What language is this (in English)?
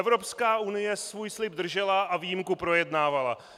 Czech